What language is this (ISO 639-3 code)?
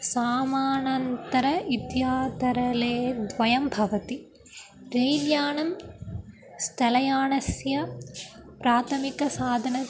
san